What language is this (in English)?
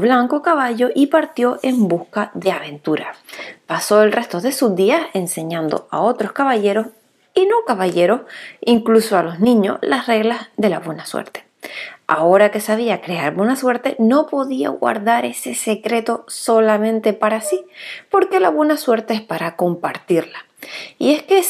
Spanish